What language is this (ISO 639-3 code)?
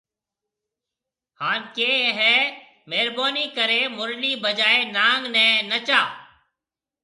mve